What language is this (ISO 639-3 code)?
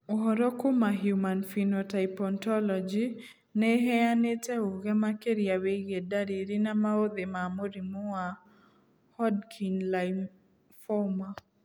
kik